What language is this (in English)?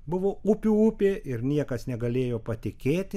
Lithuanian